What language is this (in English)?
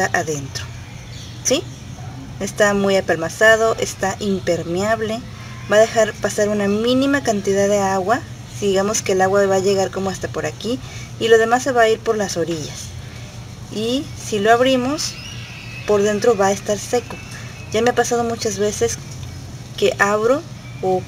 Spanish